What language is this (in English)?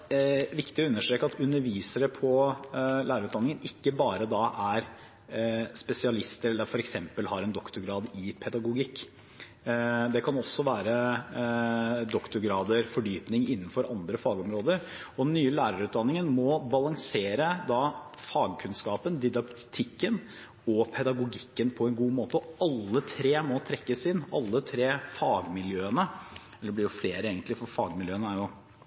Norwegian Bokmål